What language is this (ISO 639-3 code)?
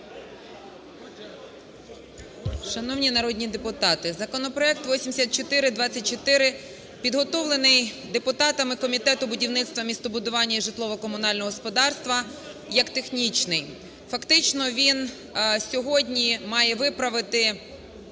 ukr